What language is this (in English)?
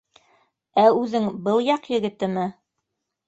Bashkir